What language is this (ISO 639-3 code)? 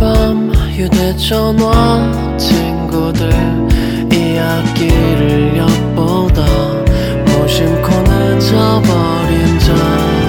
kor